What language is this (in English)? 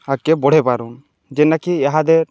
Odia